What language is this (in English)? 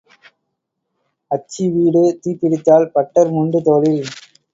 Tamil